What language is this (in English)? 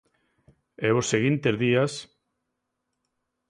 Galician